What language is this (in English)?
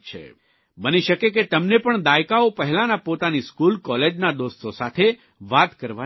Gujarati